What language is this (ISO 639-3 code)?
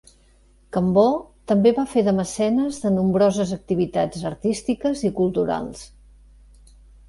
cat